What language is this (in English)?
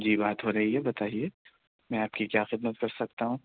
Urdu